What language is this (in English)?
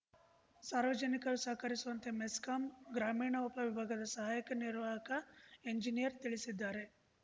Kannada